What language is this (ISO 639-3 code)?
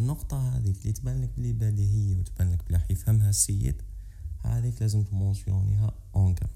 ara